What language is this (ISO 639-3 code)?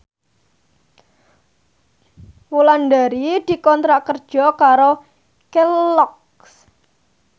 jav